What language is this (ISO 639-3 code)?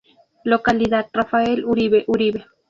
spa